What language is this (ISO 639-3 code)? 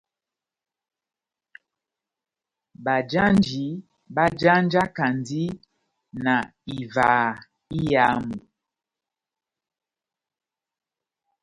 bnm